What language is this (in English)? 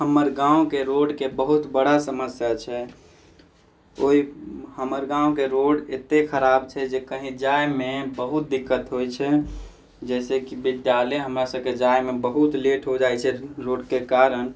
Maithili